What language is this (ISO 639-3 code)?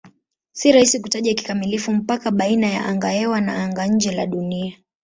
swa